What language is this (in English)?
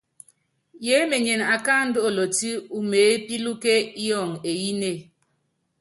Yangben